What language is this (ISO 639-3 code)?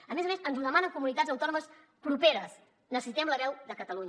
cat